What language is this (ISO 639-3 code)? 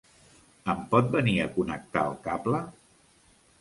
cat